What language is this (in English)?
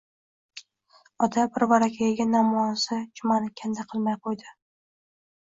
Uzbek